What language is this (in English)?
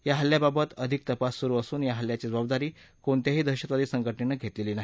Marathi